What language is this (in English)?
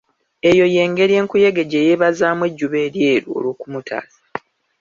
Ganda